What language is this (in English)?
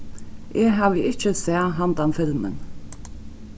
Faroese